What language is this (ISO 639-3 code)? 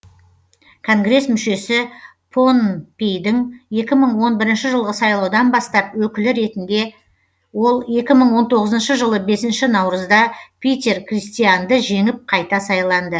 kaz